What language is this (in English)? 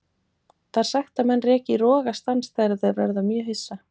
Icelandic